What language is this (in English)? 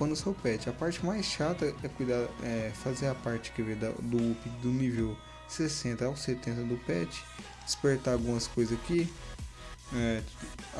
Portuguese